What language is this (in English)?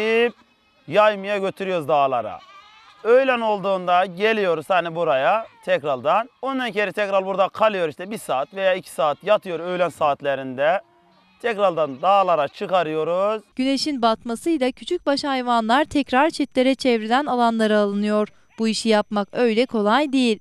Turkish